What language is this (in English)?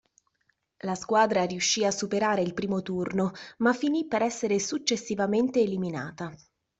Italian